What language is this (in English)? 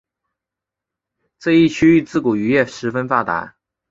Chinese